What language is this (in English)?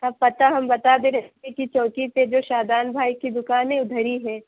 Urdu